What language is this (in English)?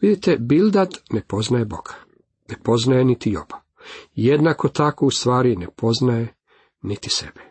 Croatian